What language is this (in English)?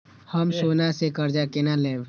Maithili